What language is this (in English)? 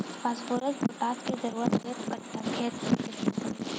Bhojpuri